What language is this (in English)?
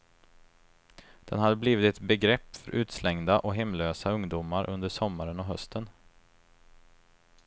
Swedish